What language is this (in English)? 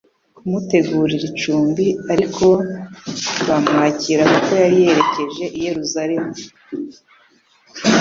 Kinyarwanda